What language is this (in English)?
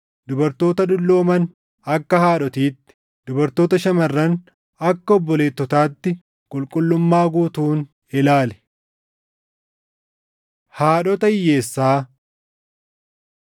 Oromo